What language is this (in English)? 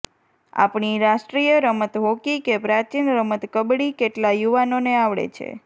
Gujarati